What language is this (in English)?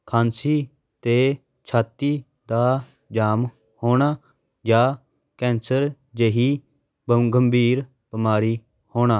Punjabi